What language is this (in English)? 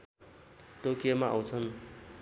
Nepali